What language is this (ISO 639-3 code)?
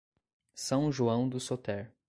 por